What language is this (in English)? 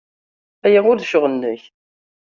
Kabyle